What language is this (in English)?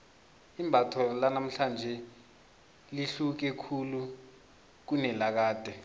South Ndebele